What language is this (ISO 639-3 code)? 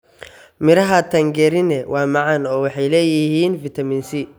som